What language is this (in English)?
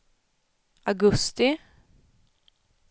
Swedish